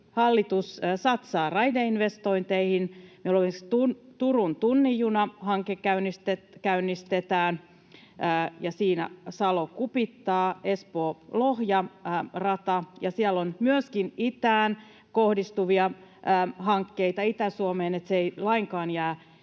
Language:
Finnish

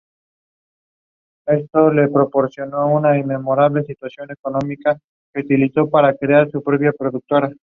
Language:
Spanish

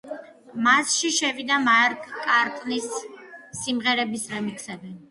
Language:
Georgian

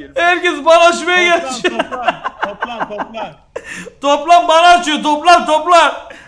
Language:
Turkish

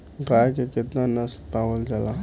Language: Bhojpuri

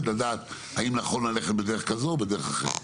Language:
Hebrew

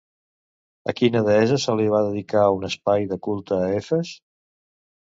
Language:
Catalan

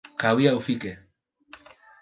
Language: Swahili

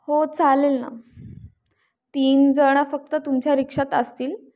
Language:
Marathi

